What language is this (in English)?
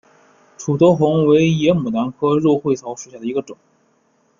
Chinese